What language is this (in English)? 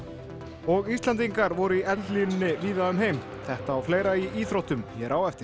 Icelandic